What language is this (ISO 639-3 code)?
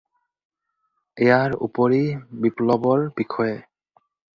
asm